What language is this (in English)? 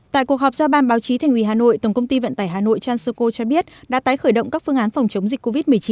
Vietnamese